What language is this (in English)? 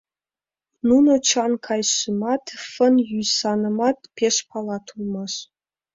Mari